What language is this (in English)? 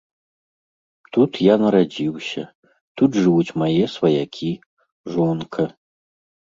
Belarusian